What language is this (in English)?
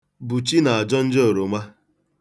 Igbo